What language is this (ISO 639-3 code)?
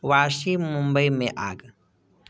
hin